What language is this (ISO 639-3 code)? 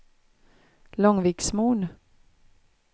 swe